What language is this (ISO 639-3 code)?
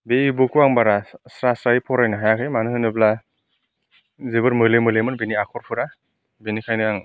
brx